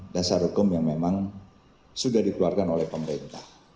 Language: Indonesian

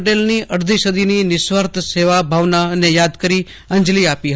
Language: Gujarati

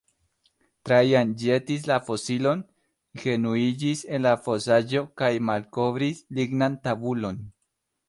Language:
Esperanto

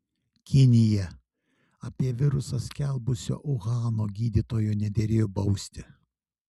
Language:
Lithuanian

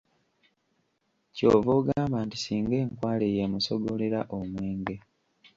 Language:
Ganda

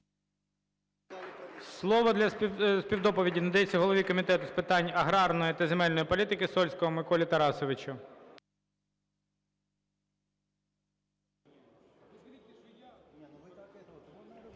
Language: Ukrainian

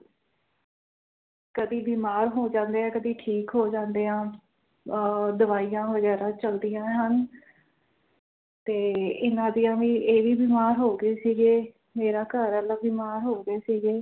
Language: Punjabi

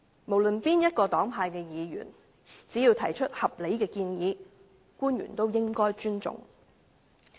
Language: Cantonese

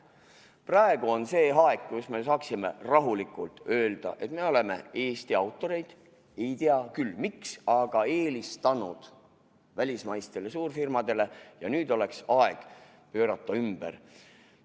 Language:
Estonian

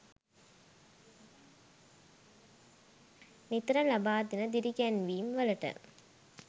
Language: Sinhala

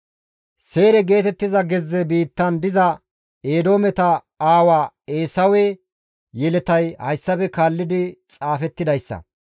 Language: Gamo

